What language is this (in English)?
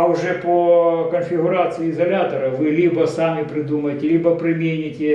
Russian